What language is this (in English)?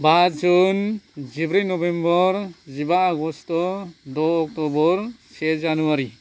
Bodo